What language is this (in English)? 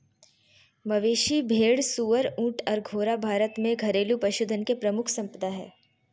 Magahi